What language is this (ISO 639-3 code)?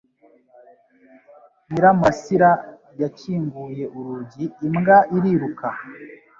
kin